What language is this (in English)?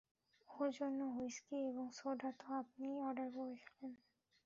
Bangla